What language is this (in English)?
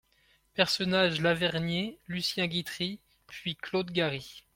French